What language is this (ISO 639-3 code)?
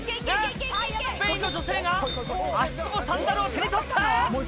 jpn